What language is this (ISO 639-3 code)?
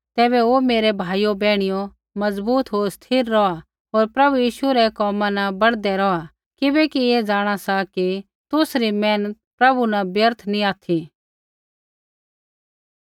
kfx